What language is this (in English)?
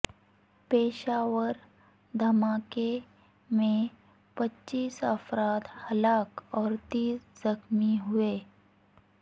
Urdu